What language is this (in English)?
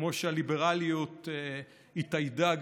Hebrew